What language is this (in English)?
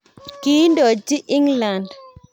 Kalenjin